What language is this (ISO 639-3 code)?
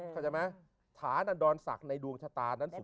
tha